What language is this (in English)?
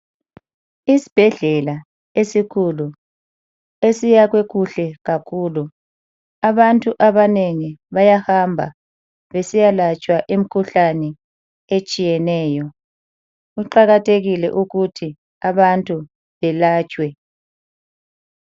North Ndebele